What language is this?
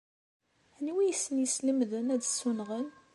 Kabyle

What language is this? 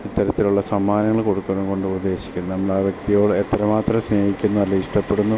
Malayalam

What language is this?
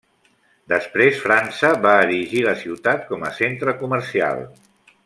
Catalan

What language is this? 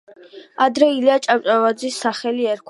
Georgian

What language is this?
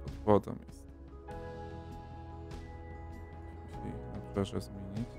Polish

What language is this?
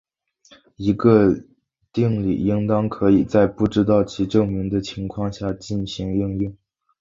Chinese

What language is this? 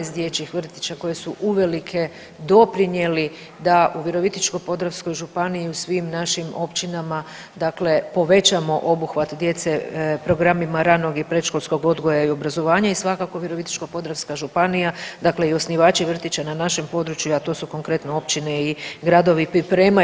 Croatian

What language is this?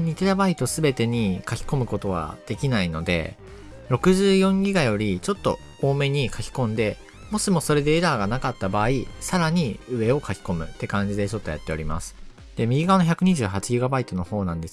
Japanese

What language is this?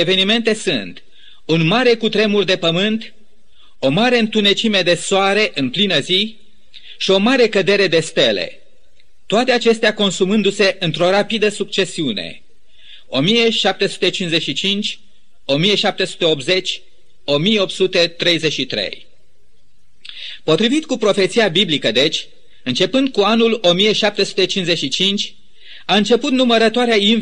Romanian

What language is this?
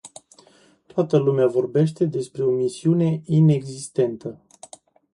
Romanian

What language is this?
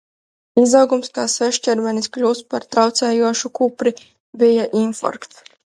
Latvian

